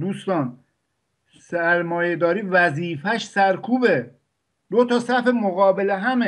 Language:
Persian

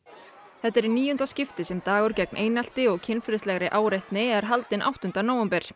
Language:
Icelandic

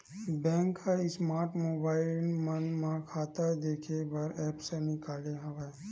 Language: Chhattisgarhi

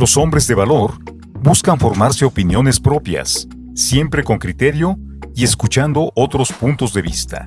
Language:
Spanish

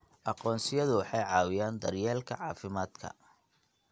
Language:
Somali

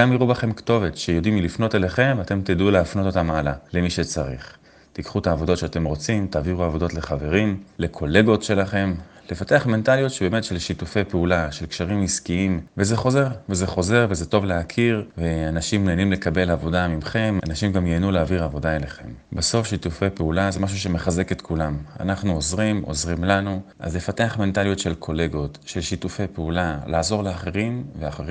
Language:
Hebrew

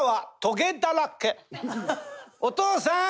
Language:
Japanese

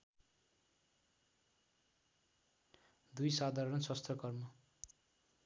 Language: Nepali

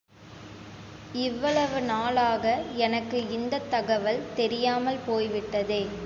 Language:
Tamil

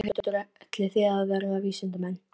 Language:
Icelandic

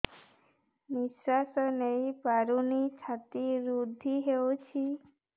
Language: Odia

